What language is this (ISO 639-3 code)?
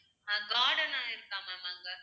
tam